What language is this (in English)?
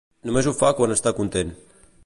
Catalan